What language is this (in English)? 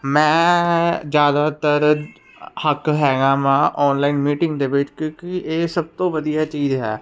Punjabi